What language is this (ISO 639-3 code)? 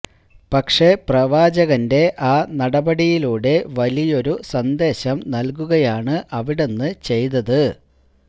mal